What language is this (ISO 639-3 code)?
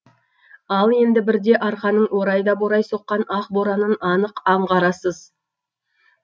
kaz